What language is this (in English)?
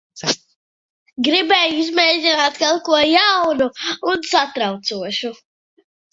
Latvian